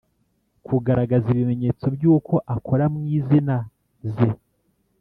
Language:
Kinyarwanda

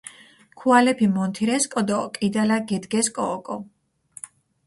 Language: Mingrelian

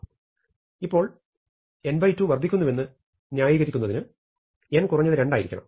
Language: Malayalam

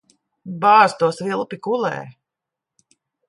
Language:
Latvian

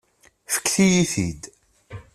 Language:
Kabyle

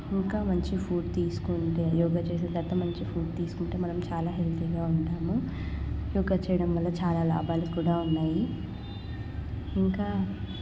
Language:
Telugu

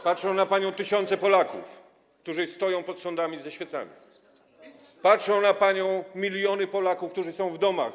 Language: Polish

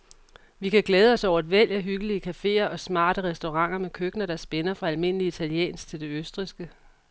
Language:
Danish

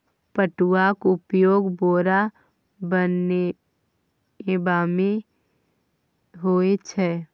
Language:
Maithili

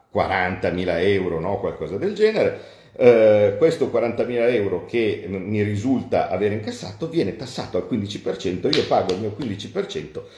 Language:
Italian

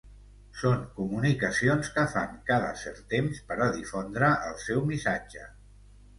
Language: Catalan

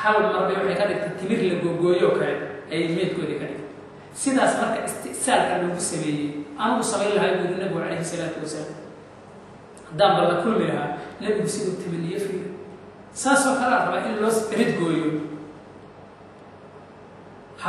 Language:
Arabic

